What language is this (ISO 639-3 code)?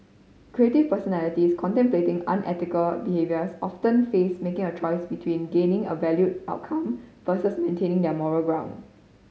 eng